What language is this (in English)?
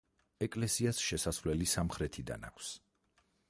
Georgian